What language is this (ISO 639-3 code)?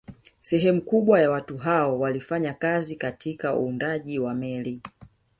swa